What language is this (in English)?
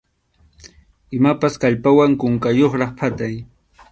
Arequipa-La Unión Quechua